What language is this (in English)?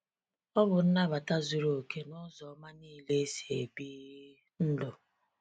Igbo